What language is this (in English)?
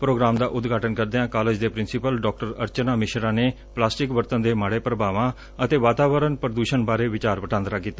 Punjabi